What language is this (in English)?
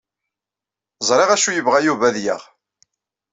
Kabyle